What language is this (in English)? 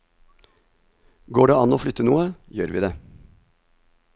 Norwegian